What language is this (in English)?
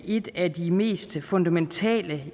Danish